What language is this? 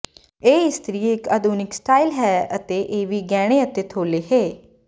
Punjabi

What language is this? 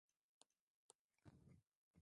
Swahili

